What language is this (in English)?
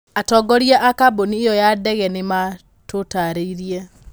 Kikuyu